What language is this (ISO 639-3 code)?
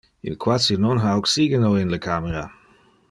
ina